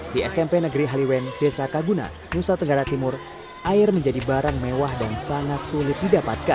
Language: Indonesian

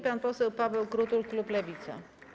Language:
Polish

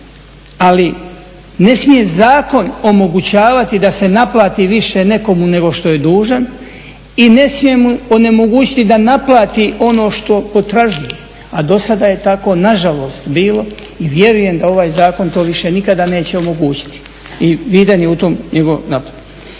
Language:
Croatian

